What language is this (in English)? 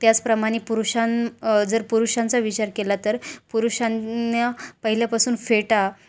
Marathi